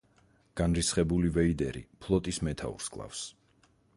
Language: Georgian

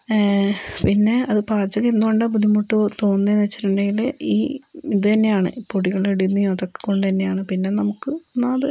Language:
Malayalam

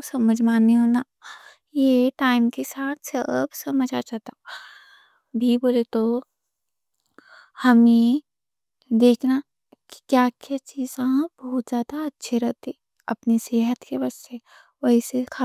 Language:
Deccan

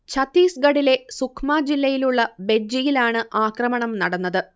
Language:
Malayalam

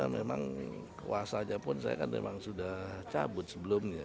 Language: Indonesian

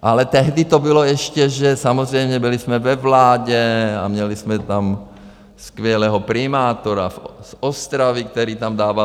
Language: Czech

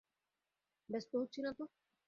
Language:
Bangla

